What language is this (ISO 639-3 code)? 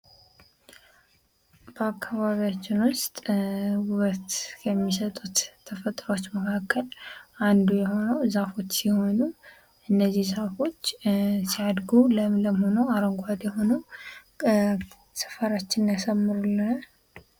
amh